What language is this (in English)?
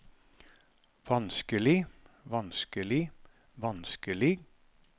Norwegian